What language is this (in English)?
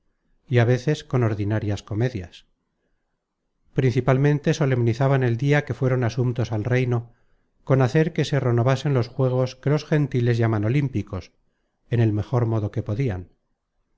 Spanish